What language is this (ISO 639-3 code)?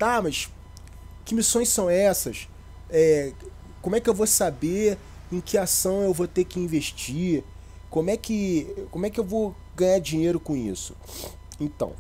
por